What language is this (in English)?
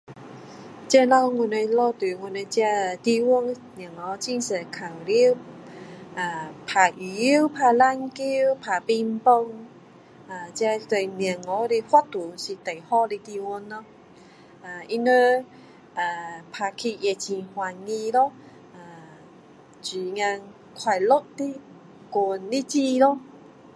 Min Dong Chinese